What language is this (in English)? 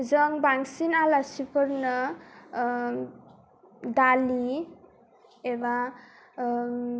Bodo